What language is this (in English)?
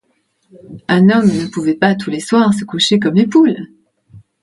French